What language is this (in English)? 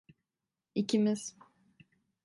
Turkish